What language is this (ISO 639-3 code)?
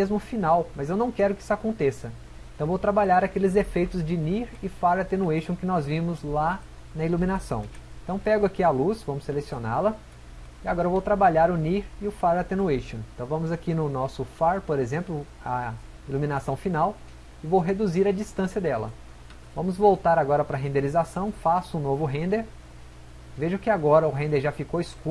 por